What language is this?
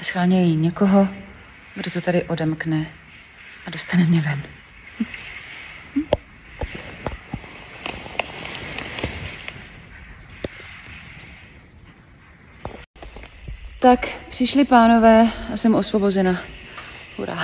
Czech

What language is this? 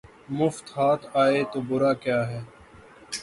Urdu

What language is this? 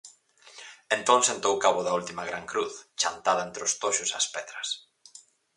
Galician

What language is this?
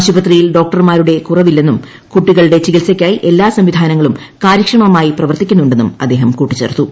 Malayalam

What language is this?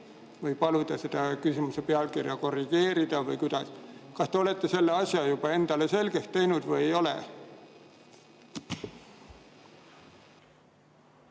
Estonian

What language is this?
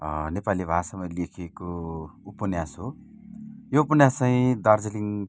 Nepali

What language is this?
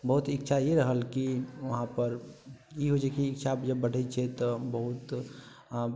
Maithili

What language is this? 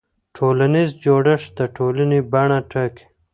Pashto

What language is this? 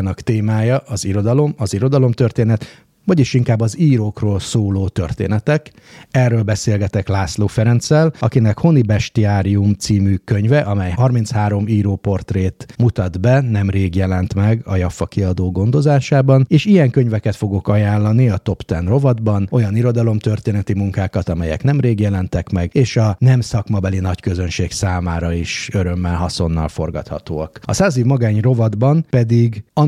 Hungarian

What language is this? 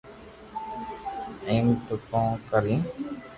Loarki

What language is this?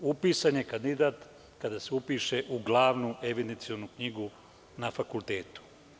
Serbian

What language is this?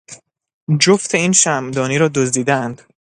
Persian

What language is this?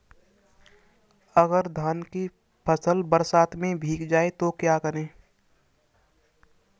Hindi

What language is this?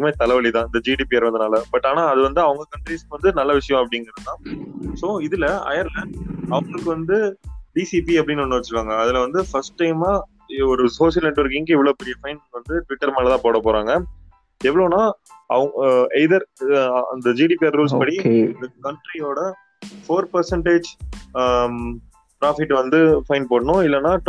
Tamil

